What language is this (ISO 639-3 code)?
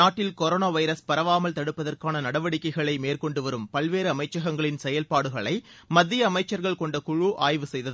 tam